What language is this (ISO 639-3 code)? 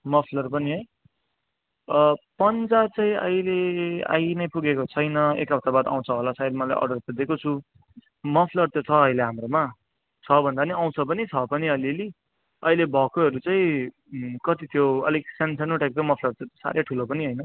nep